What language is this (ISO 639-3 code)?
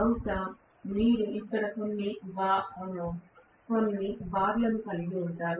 tel